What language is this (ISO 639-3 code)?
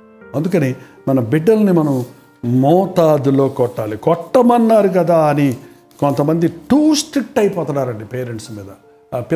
tel